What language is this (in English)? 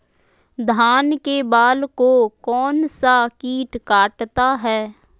Magahi